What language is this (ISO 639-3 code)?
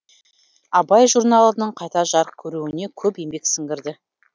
kaz